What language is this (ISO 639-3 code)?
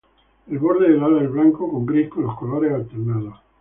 spa